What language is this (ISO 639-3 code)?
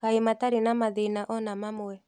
kik